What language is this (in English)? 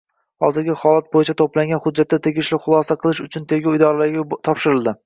Uzbek